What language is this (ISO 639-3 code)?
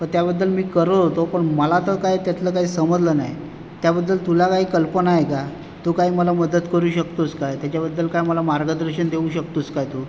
mar